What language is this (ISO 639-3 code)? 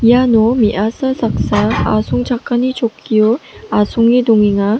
grt